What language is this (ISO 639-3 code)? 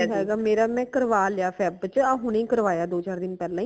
pan